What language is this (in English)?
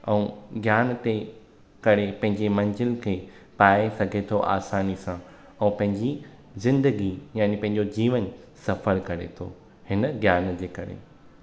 Sindhi